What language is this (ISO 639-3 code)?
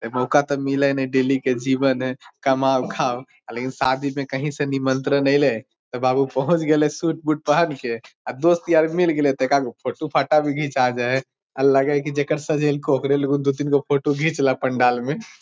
mag